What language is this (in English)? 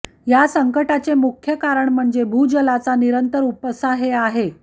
Marathi